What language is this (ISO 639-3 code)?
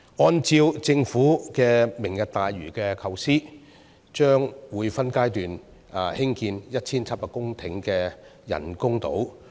yue